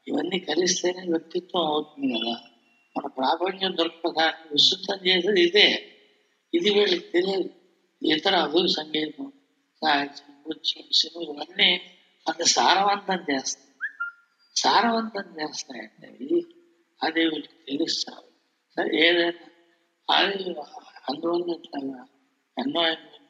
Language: Telugu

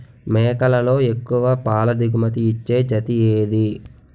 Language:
Telugu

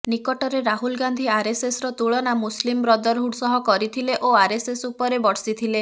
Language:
Odia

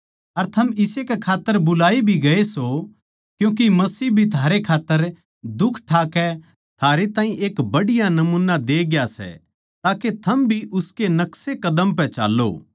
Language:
Haryanvi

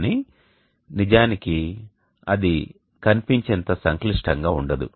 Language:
Telugu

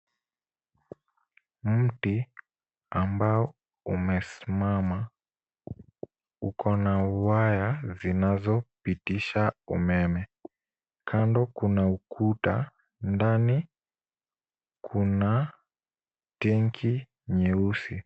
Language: Swahili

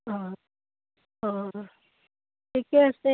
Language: Assamese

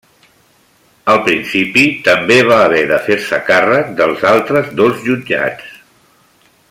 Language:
Catalan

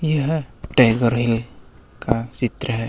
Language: Hindi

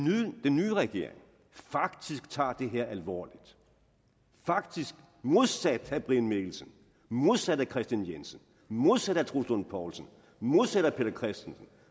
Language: Danish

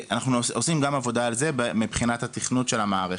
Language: Hebrew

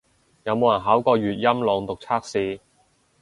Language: Cantonese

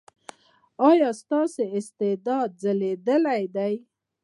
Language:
Pashto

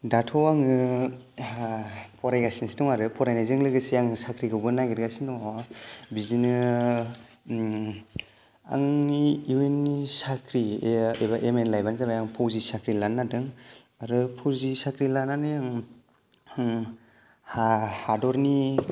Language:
Bodo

